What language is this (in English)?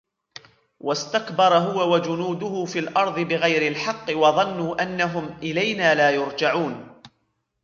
Arabic